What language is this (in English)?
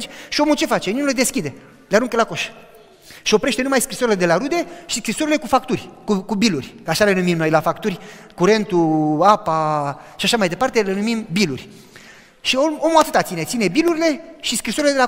Romanian